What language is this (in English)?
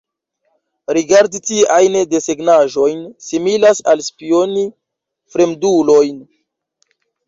Esperanto